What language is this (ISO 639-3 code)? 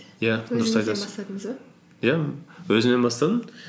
kaz